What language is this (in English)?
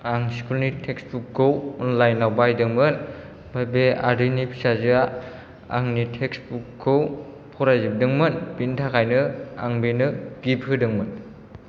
Bodo